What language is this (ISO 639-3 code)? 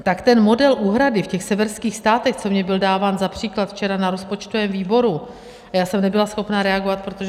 ces